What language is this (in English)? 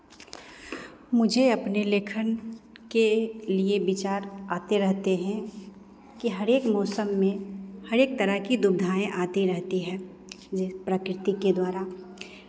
Hindi